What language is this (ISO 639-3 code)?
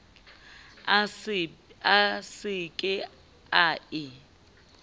sot